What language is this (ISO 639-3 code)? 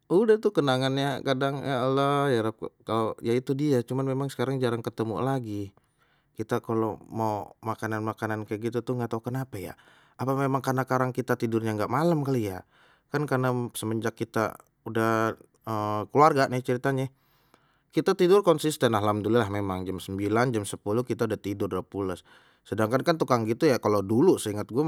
bew